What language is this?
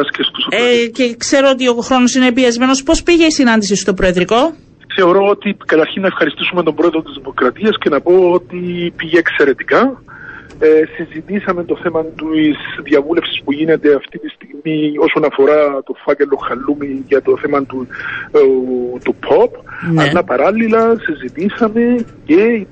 Greek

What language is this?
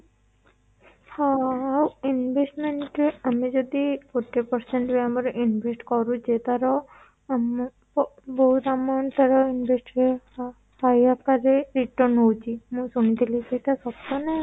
Odia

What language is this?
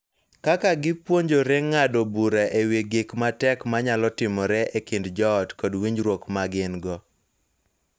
Luo (Kenya and Tanzania)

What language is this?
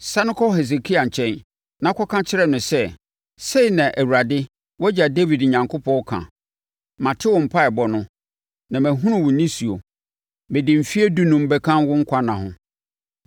Akan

